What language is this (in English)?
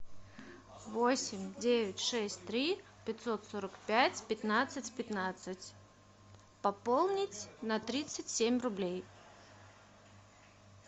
Russian